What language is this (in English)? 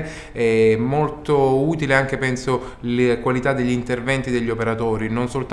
Italian